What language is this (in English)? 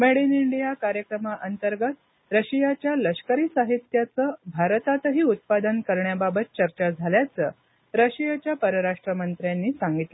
Marathi